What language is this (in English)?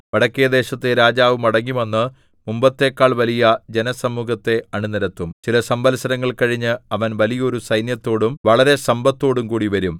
Malayalam